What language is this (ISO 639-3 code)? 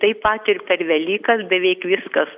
lit